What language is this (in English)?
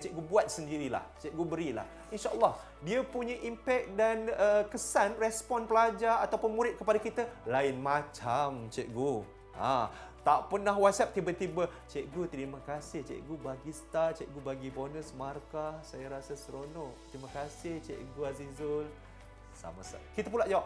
Malay